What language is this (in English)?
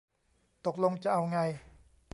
Thai